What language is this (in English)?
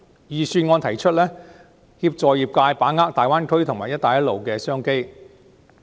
Cantonese